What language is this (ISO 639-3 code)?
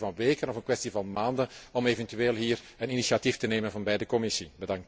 nld